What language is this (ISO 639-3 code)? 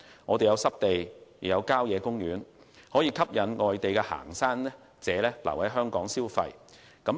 yue